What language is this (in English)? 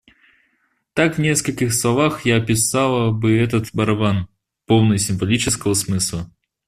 Russian